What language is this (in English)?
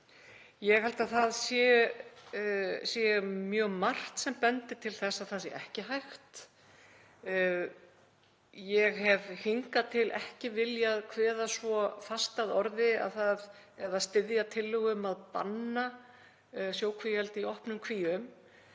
Icelandic